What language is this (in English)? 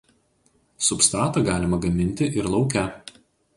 Lithuanian